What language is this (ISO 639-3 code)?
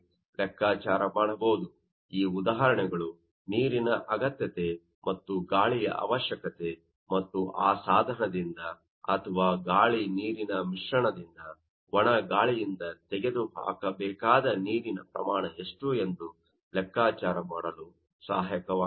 kan